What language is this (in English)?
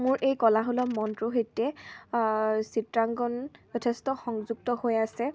Assamese